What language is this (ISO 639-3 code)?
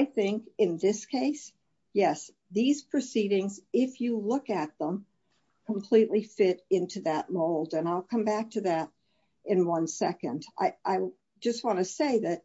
eng